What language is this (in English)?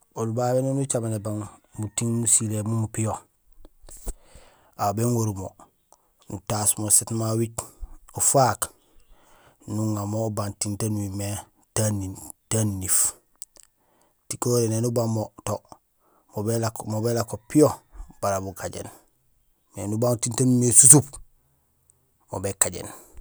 Gusilay